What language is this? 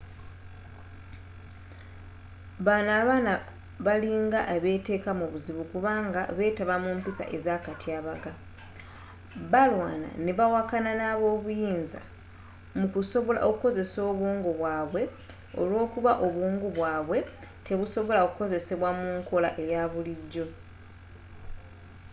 Ganda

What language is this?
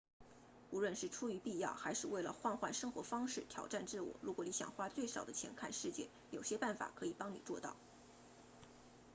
Chinese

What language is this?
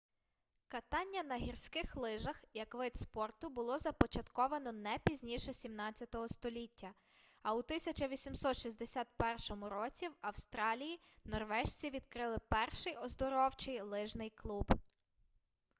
Ukrainian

